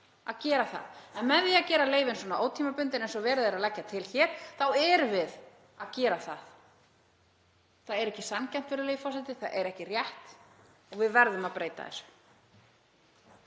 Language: Icelandic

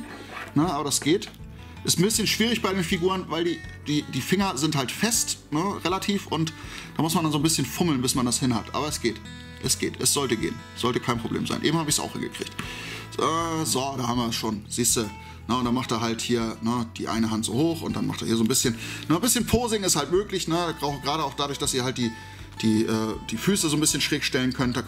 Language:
German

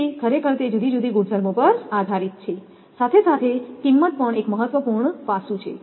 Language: Gujarati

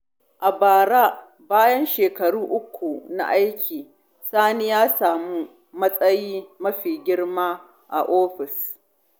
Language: Hausa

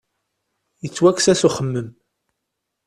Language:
Kabyle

